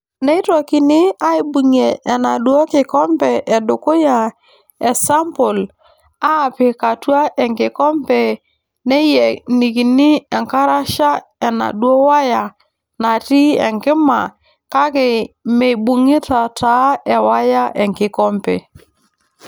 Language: Masai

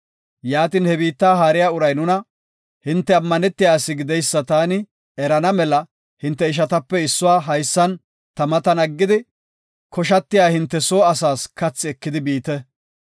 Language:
Gofa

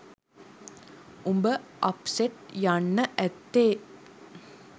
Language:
Sinhala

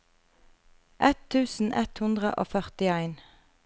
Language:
Norwegian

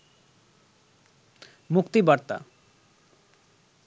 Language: Bangla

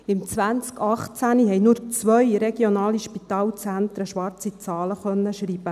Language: Swiss German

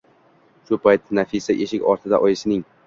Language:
Uzbek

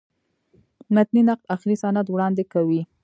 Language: Pashto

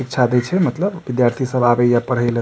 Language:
Maithili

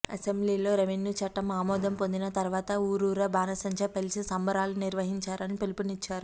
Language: Telugu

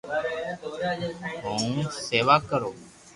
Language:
Loarki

